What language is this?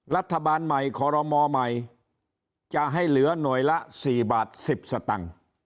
Thai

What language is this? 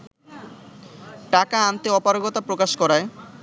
Bangla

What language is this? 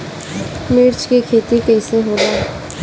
Bhojpuri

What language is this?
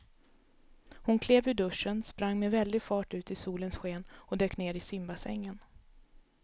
Swedish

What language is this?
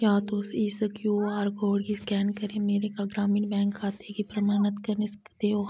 Dogri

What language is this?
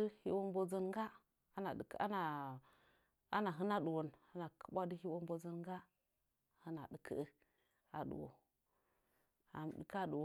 Nzanyi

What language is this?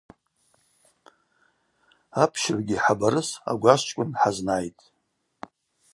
Abaza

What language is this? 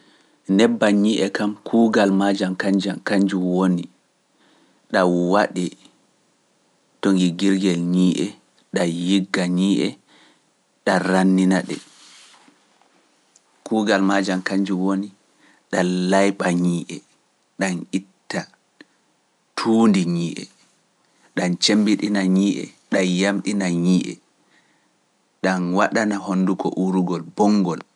Pular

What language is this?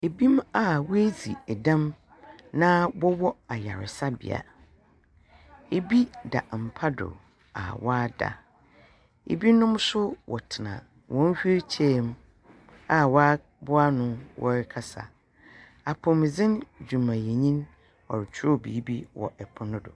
Akan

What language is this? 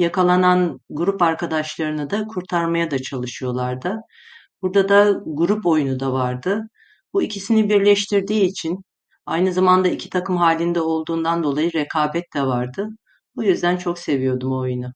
Turkish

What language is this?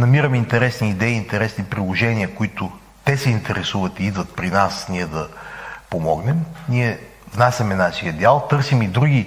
Bulgarian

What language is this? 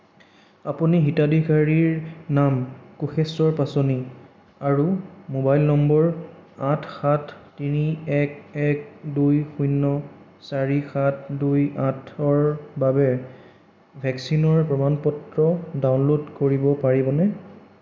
Assamese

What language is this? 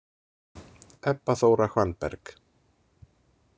Icelandic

